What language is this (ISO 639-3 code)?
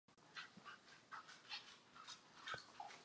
ces